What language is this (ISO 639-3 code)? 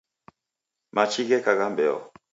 dav